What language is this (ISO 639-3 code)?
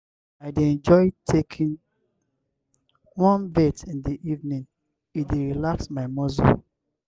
pcm